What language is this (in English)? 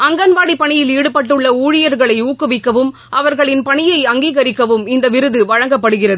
Tamil